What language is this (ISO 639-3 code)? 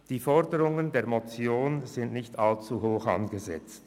gsw